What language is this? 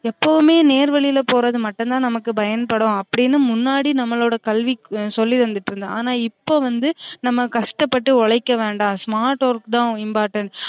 Tamil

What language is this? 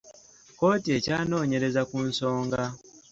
Ganda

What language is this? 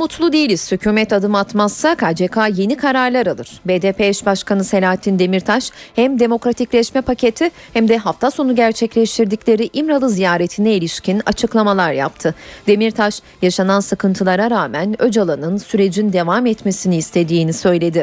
Turkish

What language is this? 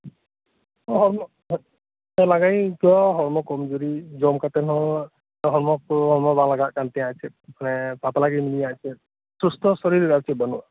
Santali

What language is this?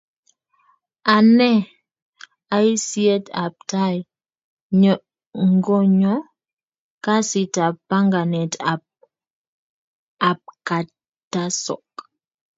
Kalenjin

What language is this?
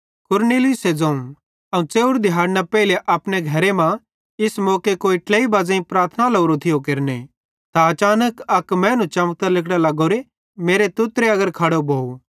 Bhadrawahi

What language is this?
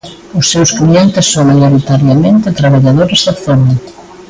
Galician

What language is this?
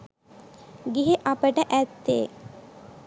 Sinhala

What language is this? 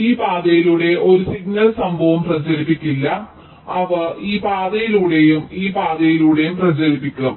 Malayalam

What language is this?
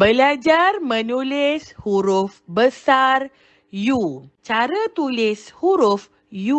Malay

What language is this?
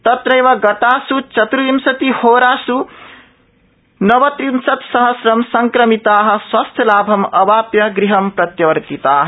Sanskrit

